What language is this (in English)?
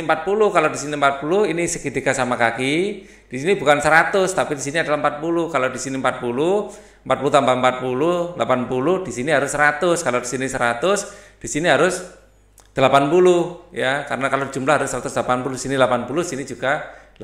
Indonesian